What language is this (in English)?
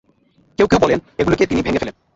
Bangla